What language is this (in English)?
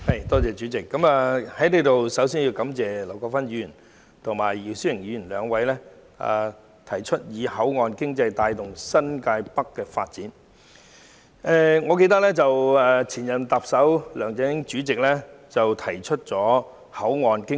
Cantonese